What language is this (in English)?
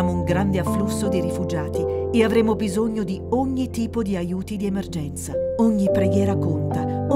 Italian